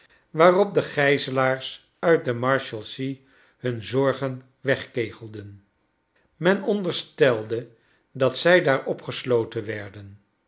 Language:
Dutch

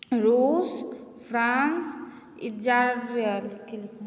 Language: Maithili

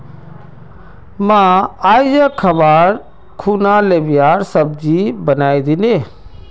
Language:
Magahi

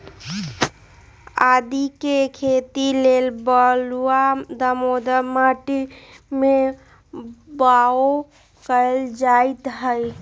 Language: Magahi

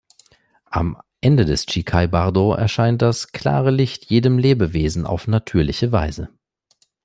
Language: German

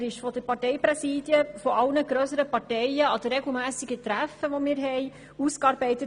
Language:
Swiss German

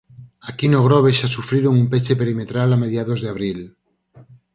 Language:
Galician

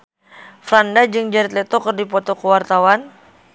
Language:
Sundanese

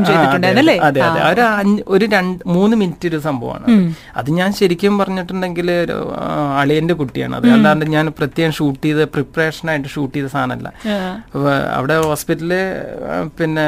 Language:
Malayalam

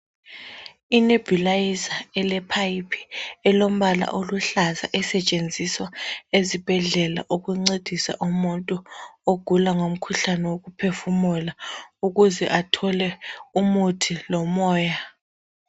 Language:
North Ndebele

